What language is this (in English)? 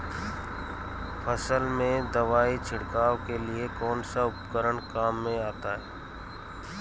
Hindi